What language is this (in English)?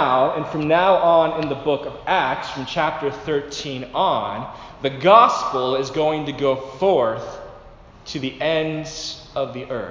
English